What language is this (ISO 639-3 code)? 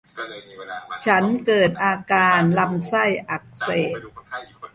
tha